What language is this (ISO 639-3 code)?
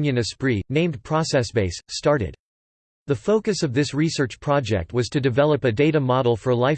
eng